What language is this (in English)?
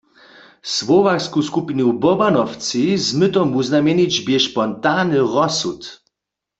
Upper Sorbian